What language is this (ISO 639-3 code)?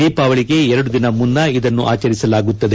kan